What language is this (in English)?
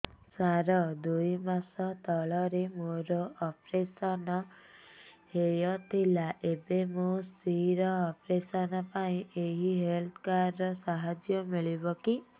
Odia